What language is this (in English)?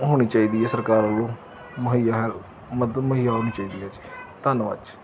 Punjabi